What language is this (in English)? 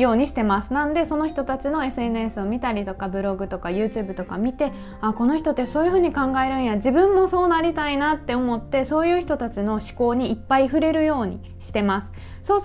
Japanese